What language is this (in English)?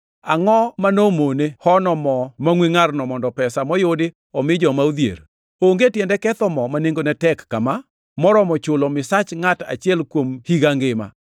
Luo (Kenya and Tanzania)